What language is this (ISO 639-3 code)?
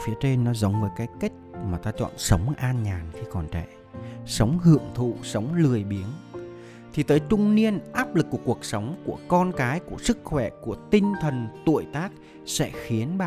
vie